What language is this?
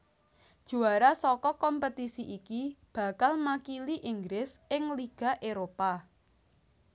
Javanese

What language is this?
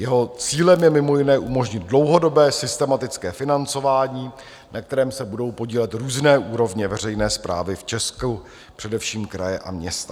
Czech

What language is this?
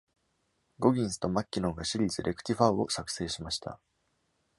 Japanese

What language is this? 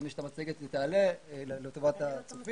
Hebrew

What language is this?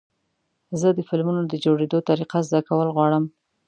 Pashto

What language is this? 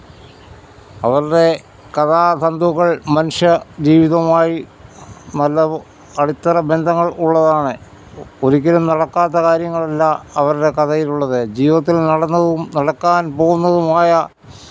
Malayalam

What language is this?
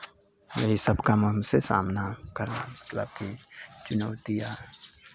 Hindi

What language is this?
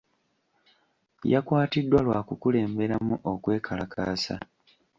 Ganda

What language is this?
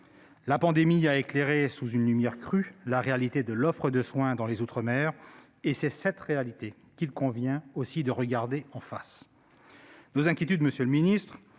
French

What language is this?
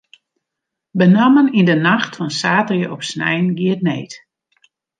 Western Frisian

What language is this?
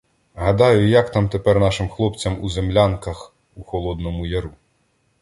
Ukrainian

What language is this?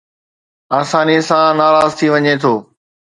Sindhi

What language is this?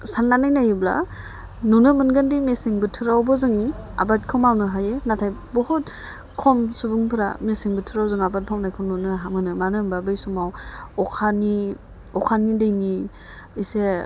Bodo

